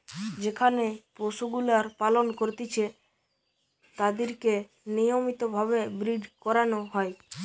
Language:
Bangla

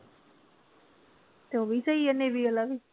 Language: Punjabi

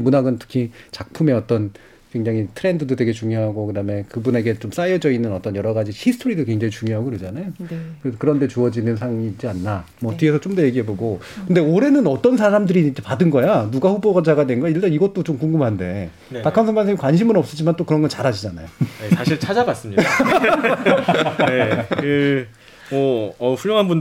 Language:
Korean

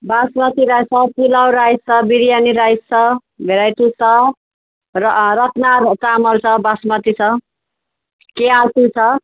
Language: Nepali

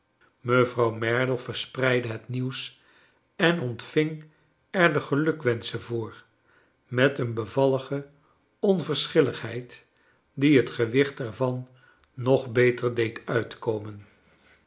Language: Dutch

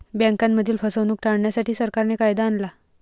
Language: Marathi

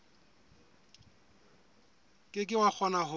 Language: Southern Sotho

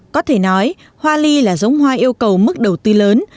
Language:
Vietnamese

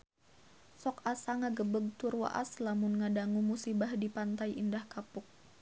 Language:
Sundanese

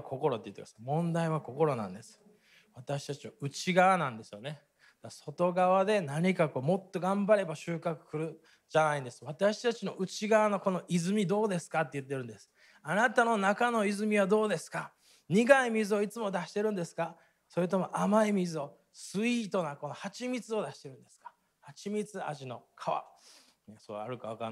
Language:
Japanese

